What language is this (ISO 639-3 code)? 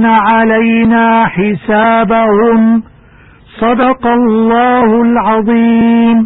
ara